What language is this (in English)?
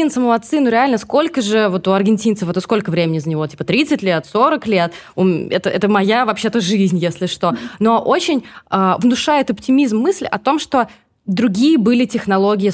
Russian